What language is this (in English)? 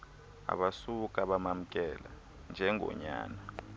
Xhosa